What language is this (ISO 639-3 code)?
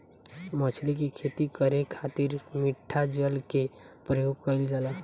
bho